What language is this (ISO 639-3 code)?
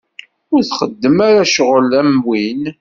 kab